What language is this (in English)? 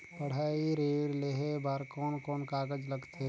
Chhattisgarhi